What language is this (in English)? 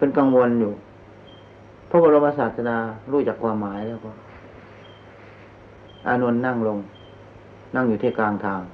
Thai